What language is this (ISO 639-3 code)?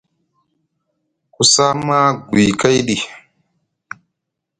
mug